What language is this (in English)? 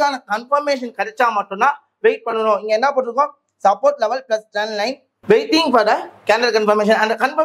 Tamil